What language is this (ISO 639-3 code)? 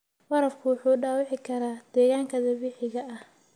som